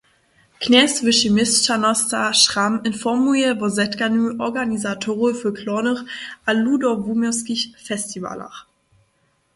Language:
Upper Sorbian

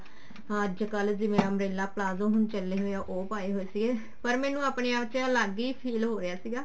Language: Punjabi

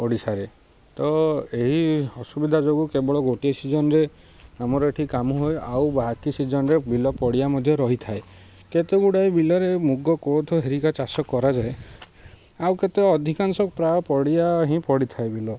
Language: Odia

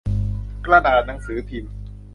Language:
Thai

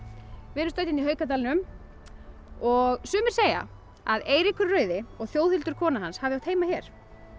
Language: Icelandic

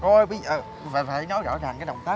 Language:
Vietnamese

